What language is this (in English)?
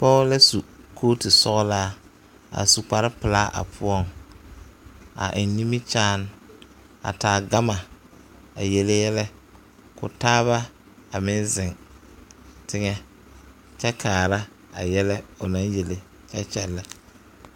Southern Dagaare